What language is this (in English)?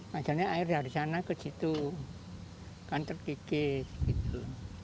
Indonesian